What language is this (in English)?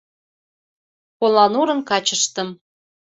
Mari